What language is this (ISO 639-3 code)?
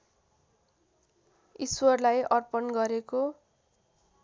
nep